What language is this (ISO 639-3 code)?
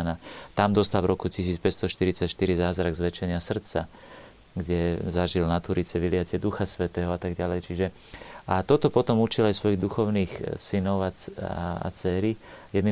slk